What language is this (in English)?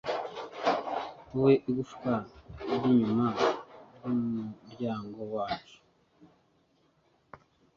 Kinyarwanda